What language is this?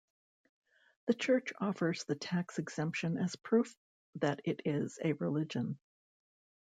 English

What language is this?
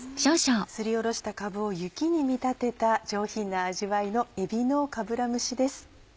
Japanese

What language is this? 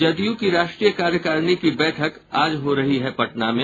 Hindi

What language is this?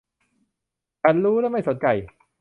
Thai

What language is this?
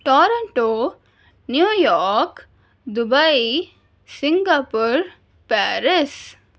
Urdu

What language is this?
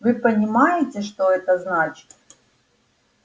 Russian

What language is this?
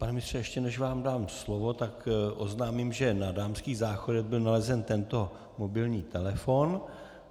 Czech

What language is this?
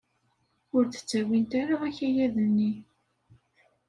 Kabyle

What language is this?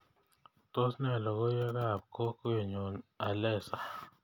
Kalenjin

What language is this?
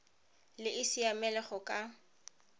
Tswana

